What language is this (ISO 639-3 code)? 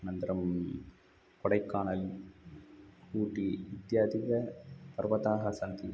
san